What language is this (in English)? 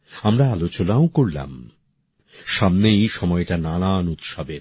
Bangla